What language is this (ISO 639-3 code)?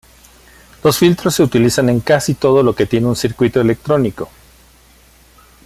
spa